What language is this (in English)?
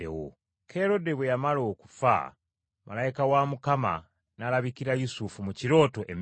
Ganda